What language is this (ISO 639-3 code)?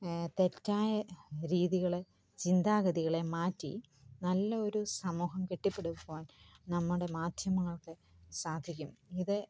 mal